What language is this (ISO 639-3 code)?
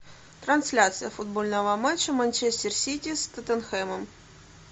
rus